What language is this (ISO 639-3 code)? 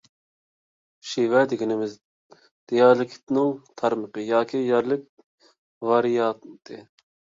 uig